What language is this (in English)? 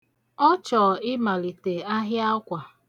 Igbo